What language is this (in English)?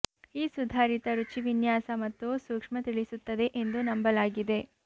Kannada